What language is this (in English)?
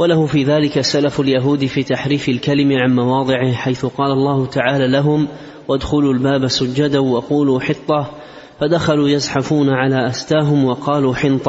Arabic